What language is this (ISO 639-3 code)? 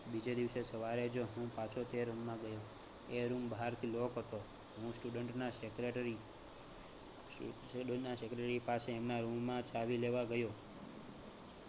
guj